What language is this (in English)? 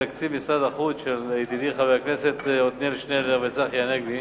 Hebrew